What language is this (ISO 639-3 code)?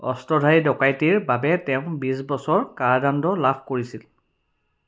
asm